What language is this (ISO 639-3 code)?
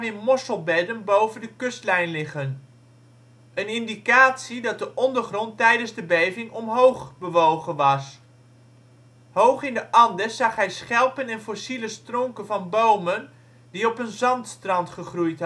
nld